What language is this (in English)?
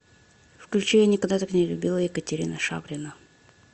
Russian